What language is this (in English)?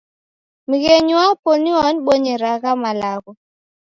Taita